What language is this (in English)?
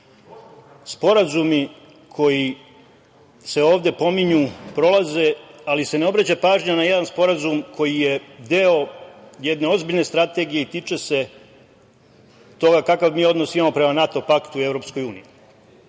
Serbian